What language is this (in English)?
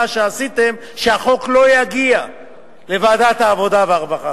Hebrew